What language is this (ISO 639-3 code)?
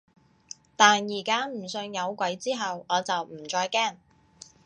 yue